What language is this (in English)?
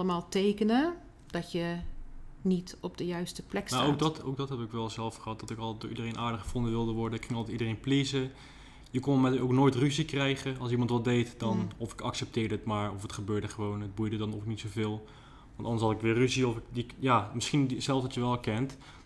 Dutch